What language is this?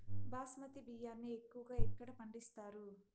Telugu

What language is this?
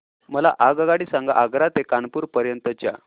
Marathi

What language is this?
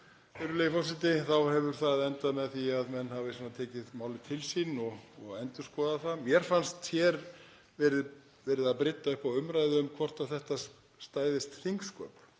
Icelandic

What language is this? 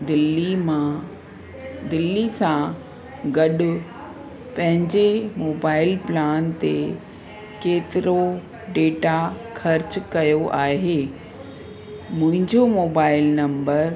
Sindhi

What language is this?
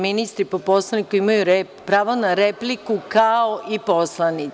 Serbian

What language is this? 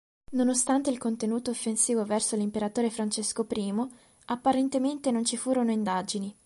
Italian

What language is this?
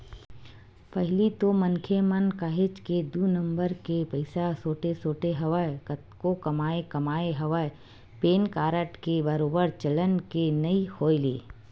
Chhattisgarhi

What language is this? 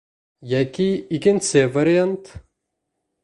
Bashkir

